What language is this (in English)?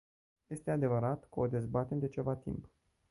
Romanian